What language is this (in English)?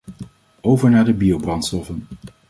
Dutch